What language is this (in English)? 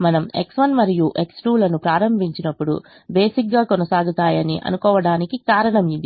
Telugu